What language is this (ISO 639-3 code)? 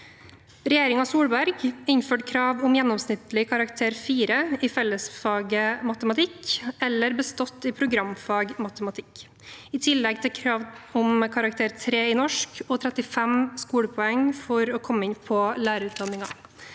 nor